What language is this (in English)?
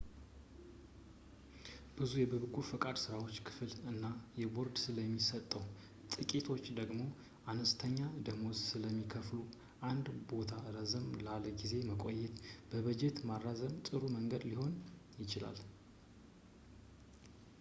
Amharic